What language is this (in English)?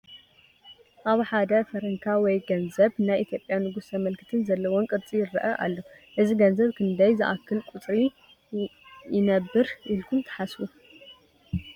Tigrinya